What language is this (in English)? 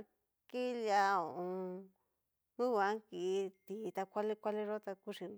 Cacaloxtepec Mixtec